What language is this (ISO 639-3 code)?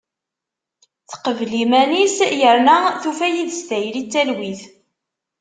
kab